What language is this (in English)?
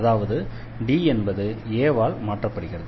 Tamil